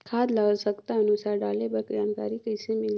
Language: Chhattisgarhi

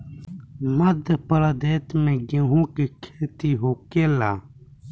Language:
Bhojpuri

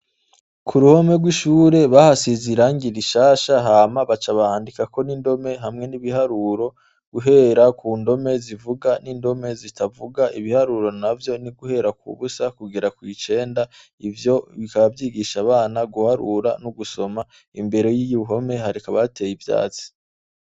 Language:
Rundi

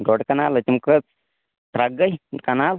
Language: Kashmiri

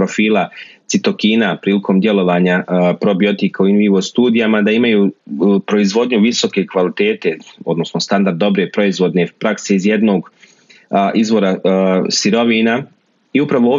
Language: Croatian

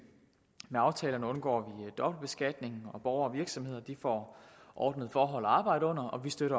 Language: Danish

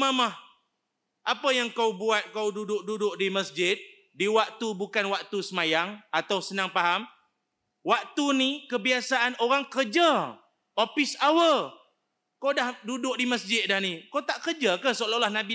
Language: Malay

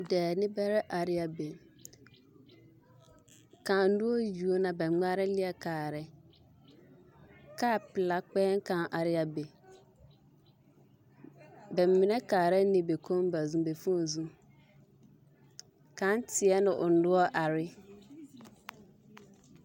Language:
Southern Dagaare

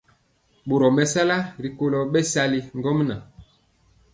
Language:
Mpiemo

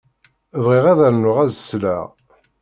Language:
Kabyle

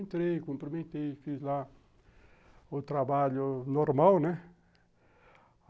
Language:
Portuguese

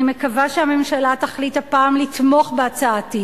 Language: Hebrew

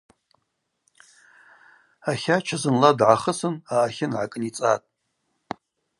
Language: Abaza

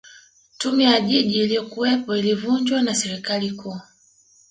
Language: Swahili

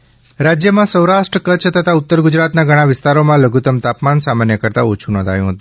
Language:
Gujarati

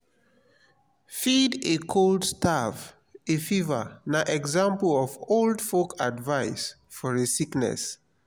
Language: Nigerian Pidgin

